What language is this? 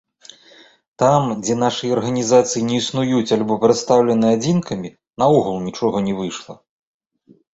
Belarusian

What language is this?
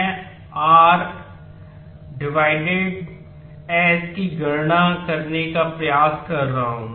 Hindi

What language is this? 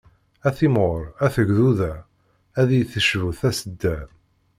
Kabyle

